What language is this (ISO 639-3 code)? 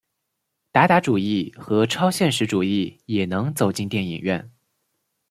zho